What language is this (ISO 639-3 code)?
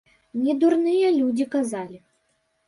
bel